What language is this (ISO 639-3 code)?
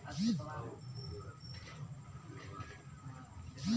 bho